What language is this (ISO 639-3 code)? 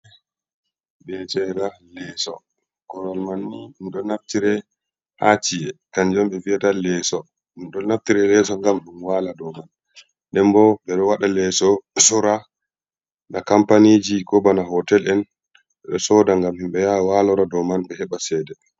ful